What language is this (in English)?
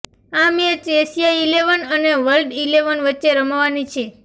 Gujarati